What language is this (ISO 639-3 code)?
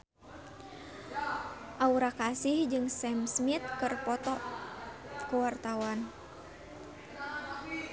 sun